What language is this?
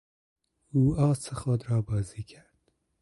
Persian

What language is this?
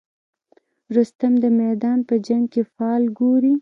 Pashto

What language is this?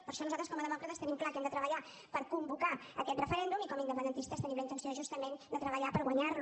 Catalan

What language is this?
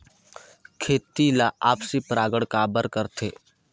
Chhattisgarhi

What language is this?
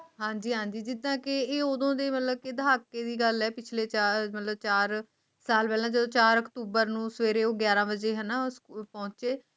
Punjabi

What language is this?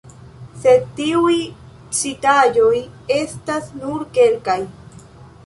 Esperanto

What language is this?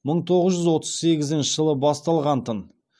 Kazakh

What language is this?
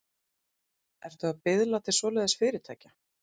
Icelandic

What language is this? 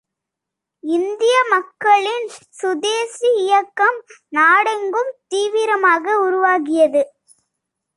Tamil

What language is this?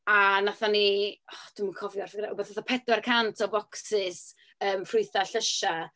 Welsh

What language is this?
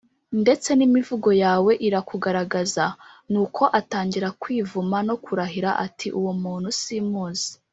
Kinyarwanda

